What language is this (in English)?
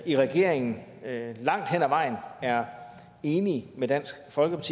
Danish